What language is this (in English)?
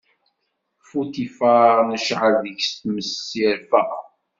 Kabyle